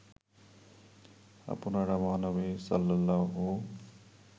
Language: Bangla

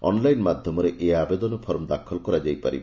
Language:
Odia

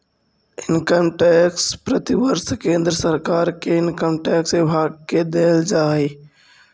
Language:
Magahi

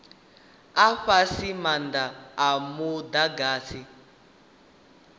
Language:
Venda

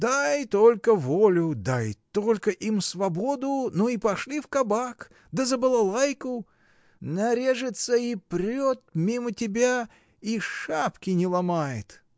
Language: Russian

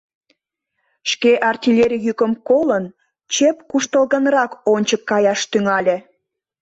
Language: Mari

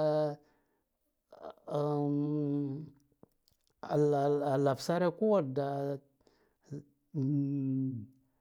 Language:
Guduf-Gava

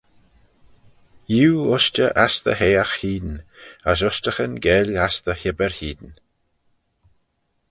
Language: Manx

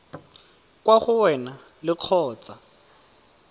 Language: Tswana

